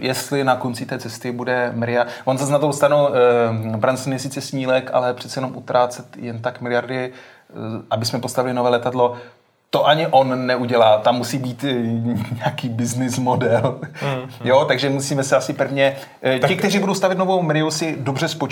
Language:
Czech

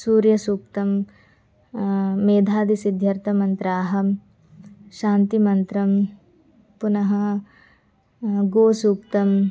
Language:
Sanskrit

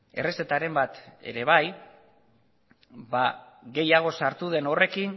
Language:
Basque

